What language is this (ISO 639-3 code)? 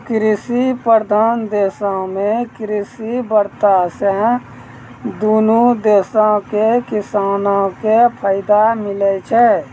mai